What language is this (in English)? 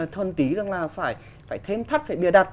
Vietnamese